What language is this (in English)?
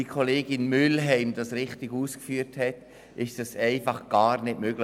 Swiss German